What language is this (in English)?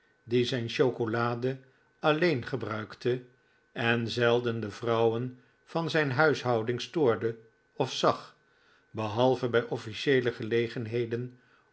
Dutch